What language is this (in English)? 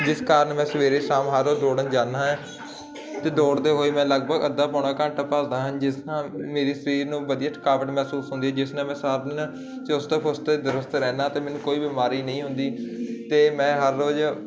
Punjabi